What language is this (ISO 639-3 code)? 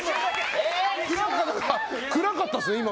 jpn